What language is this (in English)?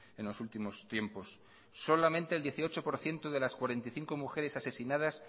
Spanish